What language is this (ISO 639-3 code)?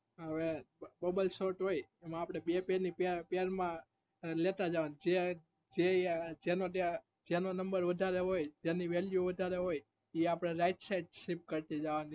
guj